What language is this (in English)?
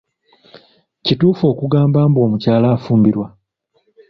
Ganda